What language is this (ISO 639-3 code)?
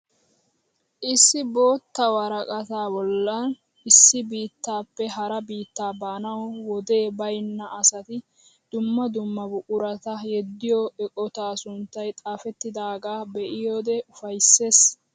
wal